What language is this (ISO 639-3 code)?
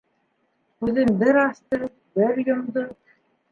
bak